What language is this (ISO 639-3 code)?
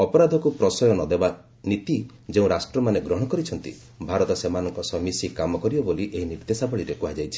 ori